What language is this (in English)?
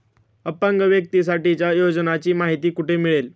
Marathi